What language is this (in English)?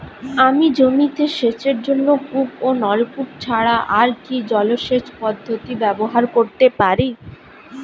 Bangla